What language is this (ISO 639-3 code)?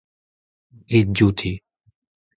bre